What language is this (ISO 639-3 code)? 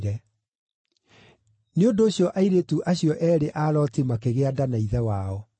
kik